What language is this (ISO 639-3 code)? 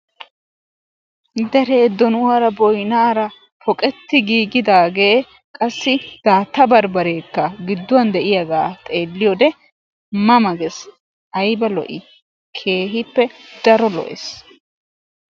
wal